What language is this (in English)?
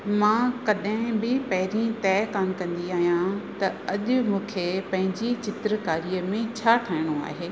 Sindhi